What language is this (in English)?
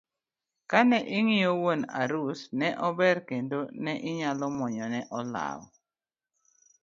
Luo (Kenya and Tanzania)